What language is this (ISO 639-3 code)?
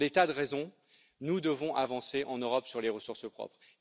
fra